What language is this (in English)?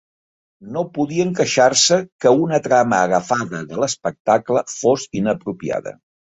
Catalan